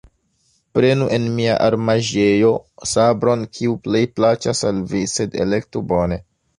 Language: Esperanto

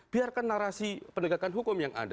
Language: Indonesian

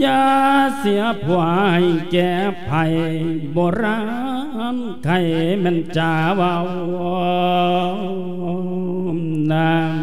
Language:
Thai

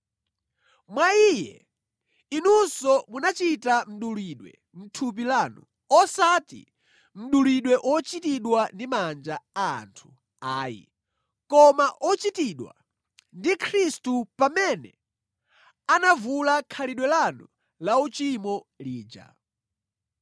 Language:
Nyanja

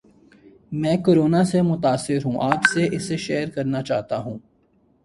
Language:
Urdu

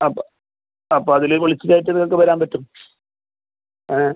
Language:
Malayalam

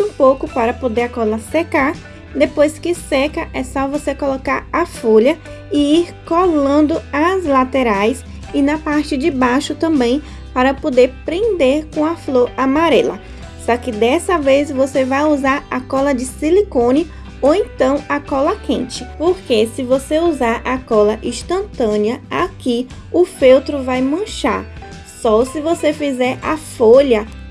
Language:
Portuguese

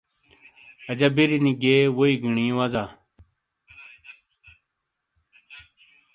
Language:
Shina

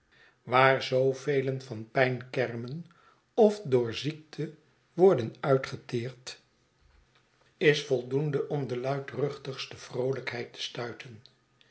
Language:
Dutch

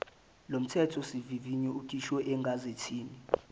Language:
Zulu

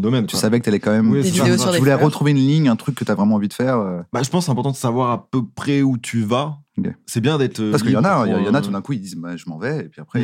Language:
French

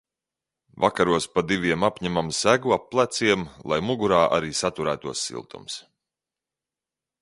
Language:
Latvian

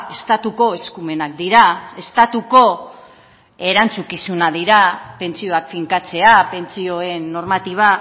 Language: Basque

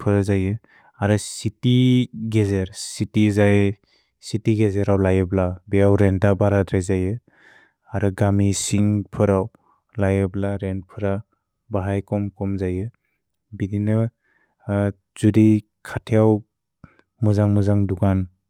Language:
Bodo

